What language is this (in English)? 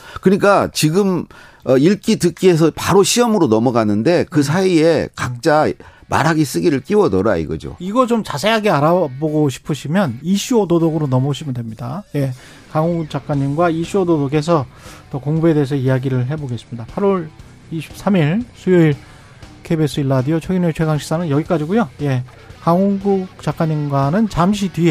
Korean